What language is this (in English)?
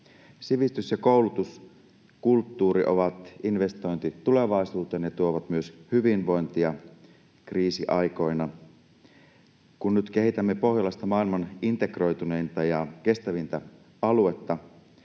Finnish